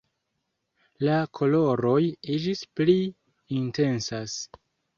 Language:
Esperanto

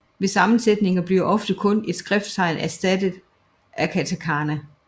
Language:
Danish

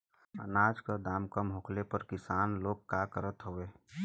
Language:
Bhojpuri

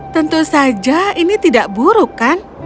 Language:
Indonesian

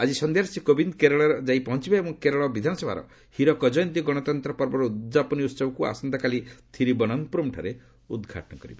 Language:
Odia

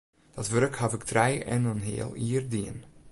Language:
Western Frisian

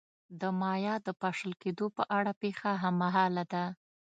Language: Pashto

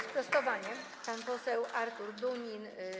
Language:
Polish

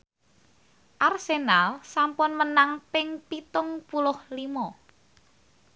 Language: Javanese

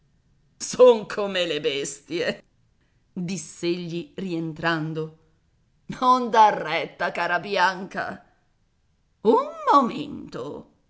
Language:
Italian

